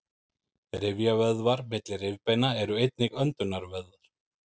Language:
Icelandic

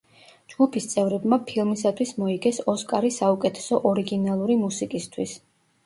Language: Georgian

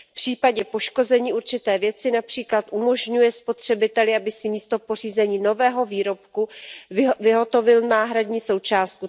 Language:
Czech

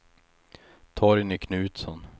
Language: Swedish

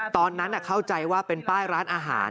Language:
Thai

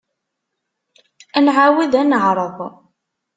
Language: Kabyle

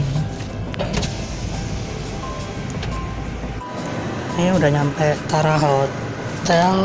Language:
Indonesian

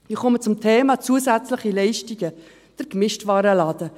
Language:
Swiss German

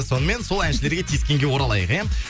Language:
Kazakh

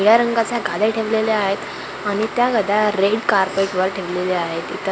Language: Marathi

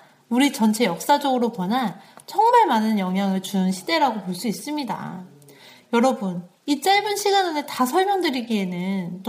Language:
Korean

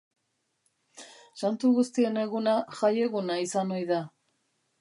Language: Basque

